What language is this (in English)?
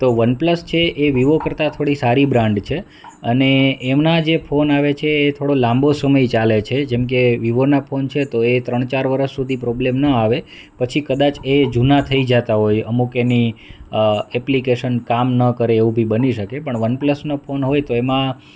Gujarati